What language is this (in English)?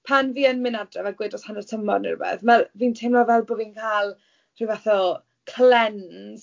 Welsh